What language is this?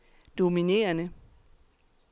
Danish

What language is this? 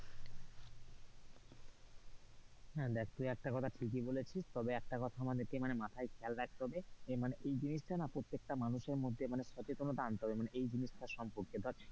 Bangla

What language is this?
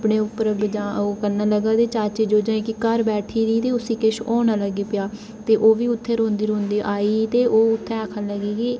Dogri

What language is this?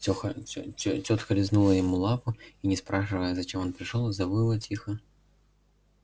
Russian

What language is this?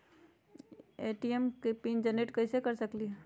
Magahi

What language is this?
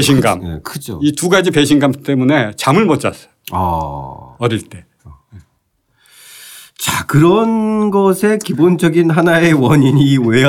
Korean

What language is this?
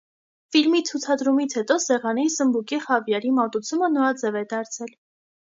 Armenian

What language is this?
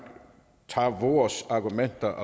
Danish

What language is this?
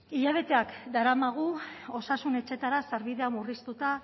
Basque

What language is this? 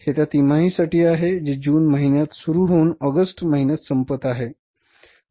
Marathi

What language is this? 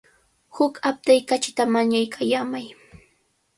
Cajatambo North Lima Quechua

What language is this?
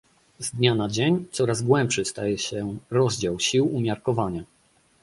Polish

